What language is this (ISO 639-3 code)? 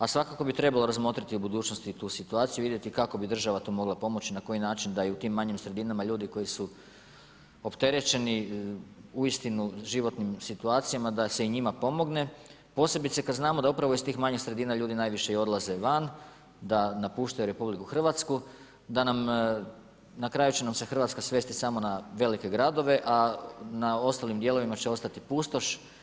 hrv